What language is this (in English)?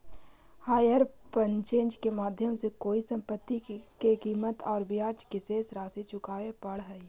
Magahi